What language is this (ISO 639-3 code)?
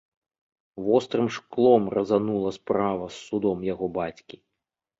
bel